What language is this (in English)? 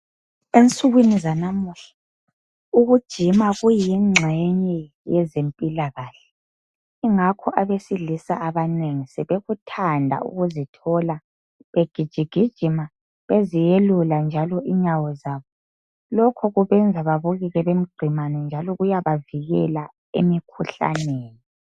North Ndebele